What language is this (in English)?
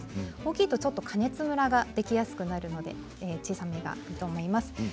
Japanese